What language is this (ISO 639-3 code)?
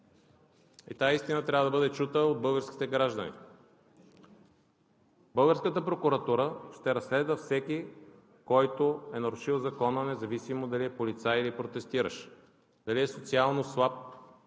bul